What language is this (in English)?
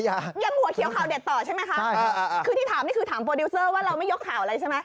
Thai